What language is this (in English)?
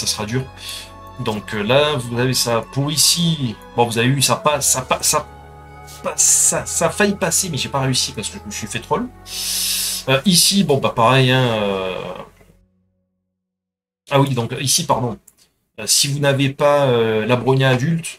French